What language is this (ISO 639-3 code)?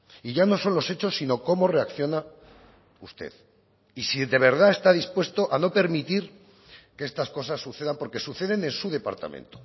spa